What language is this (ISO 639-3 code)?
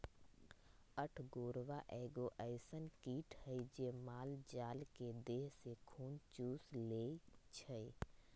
mag